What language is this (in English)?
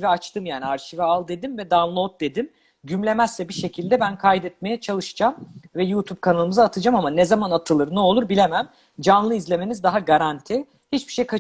Turkish